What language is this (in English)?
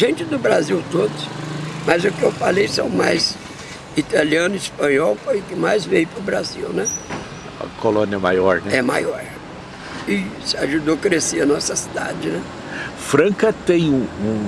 Portuguese